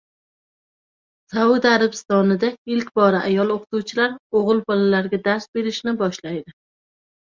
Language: Uzbek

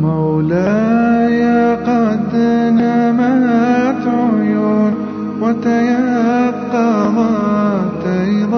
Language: Arabic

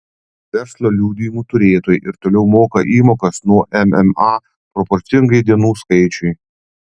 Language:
Lithuanian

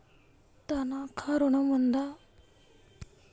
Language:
Telugu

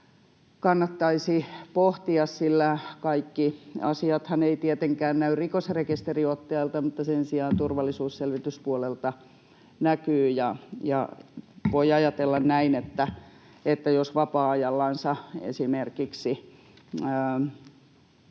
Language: Finnish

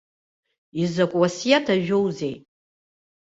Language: Abkhazian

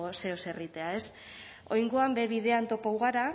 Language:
Basque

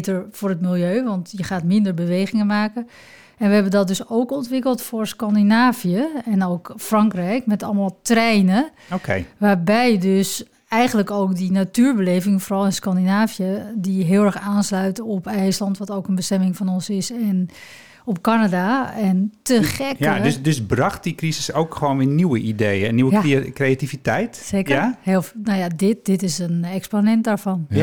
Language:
Dutch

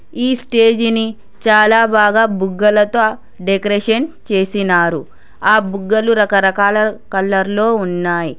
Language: Telugu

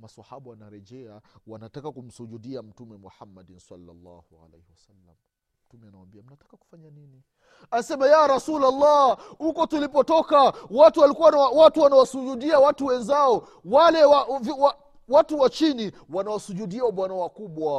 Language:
Swahili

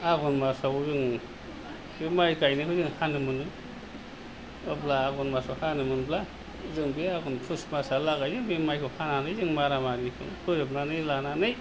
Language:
Bodo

